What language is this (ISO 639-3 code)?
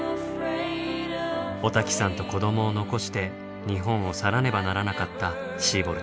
jpn